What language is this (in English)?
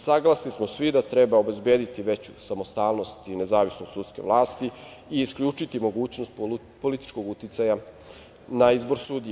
Serbian